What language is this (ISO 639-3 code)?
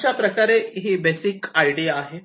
mar